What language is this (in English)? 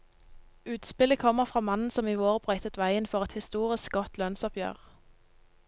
Norwegian